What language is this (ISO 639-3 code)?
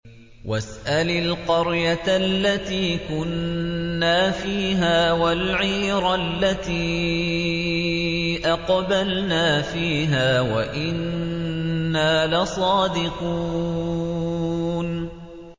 ara